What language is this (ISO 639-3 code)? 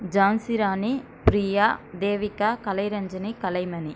tam